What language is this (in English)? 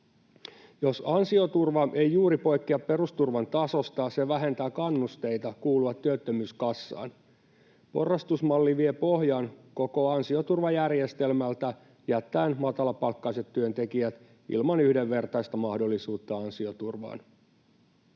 Finnish